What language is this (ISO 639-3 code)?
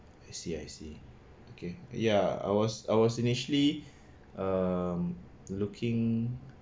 eng